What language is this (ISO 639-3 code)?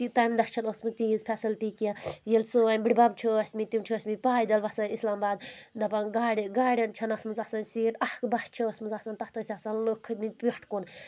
kas